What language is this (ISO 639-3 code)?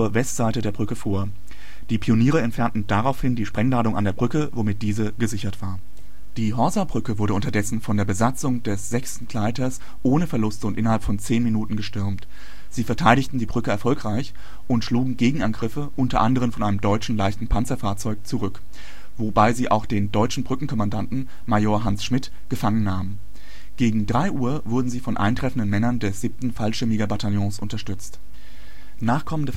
deu